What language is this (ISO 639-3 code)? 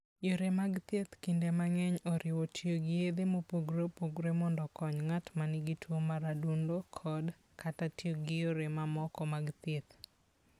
luo